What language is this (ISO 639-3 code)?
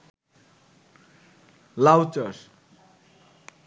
ben